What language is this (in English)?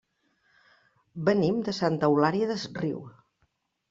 Catalan